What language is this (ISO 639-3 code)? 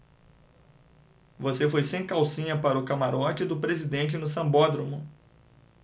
por